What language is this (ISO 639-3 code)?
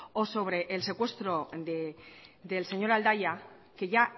spa